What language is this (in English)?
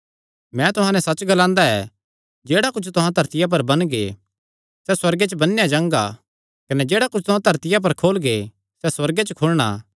Kangri